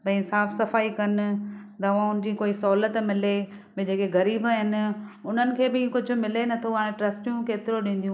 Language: Sindhi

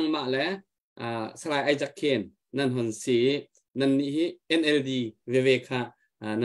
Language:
Thai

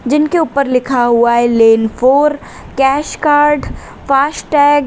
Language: Hindi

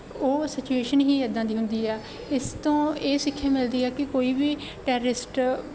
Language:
Punjabi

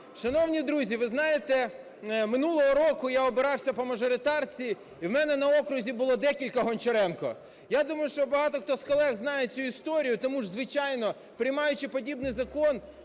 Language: Ukrainian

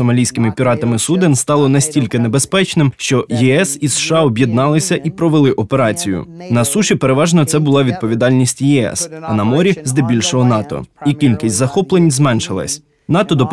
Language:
Ukrainian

